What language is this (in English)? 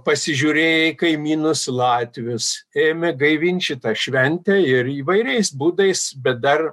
Lithuanian